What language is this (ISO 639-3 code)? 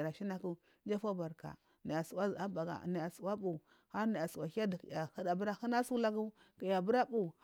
mfm